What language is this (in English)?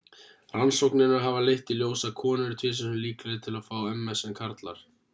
Icelandic